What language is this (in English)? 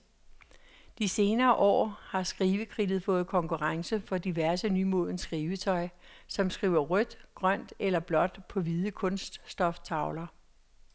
Danish